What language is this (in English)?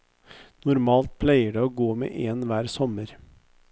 Norwegian